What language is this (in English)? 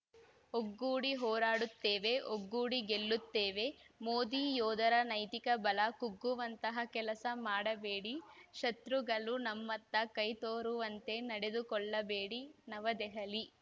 Kannada